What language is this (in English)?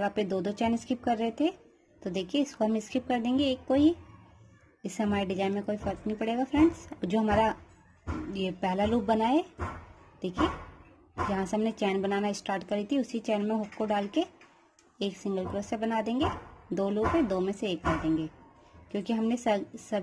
Hindi